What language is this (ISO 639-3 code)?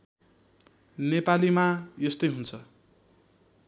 nep